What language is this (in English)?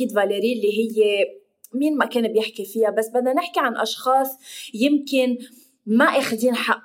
Arabic